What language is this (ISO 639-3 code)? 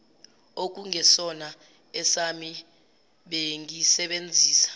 zul